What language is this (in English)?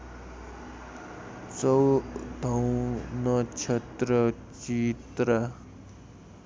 Nepali